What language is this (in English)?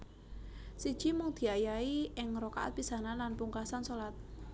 Javanese